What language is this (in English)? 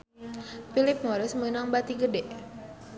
Sundanese